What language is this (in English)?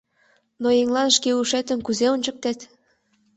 Mari